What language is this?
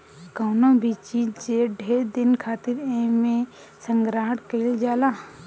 Bhojpuri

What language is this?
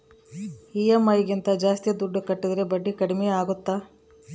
Kannada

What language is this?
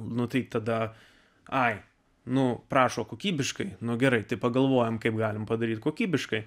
Lithuanian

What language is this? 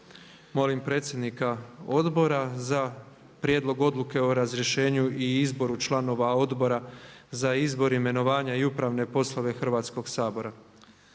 Croatian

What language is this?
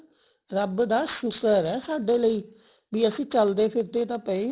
Punjabi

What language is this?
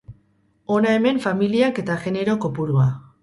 Basque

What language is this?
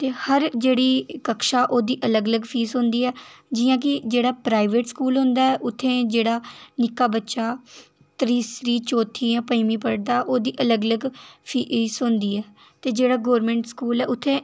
Dogri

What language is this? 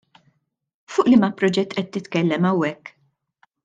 Maltese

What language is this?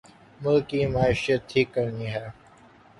Urdu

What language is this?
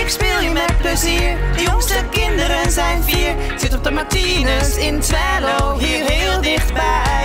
Dutch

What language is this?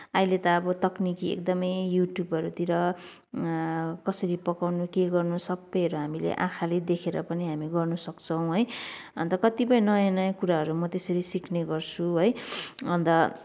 Nepali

